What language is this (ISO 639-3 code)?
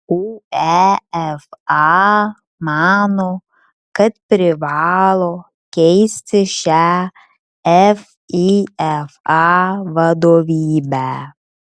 lit